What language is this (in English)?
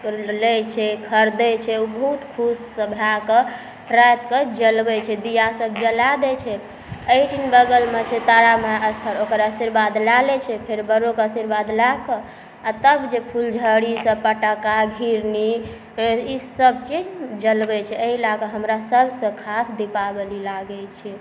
Maithili